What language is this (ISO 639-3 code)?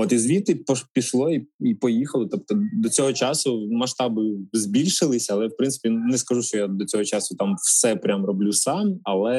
ukr